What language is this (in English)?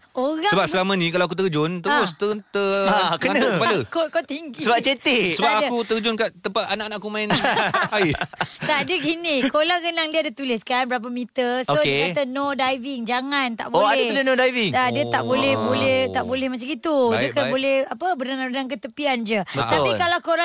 Malay